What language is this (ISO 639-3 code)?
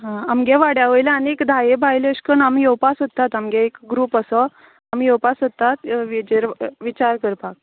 kok